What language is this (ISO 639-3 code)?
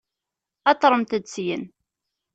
kab